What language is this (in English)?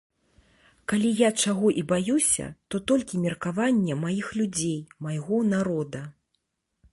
Belarusian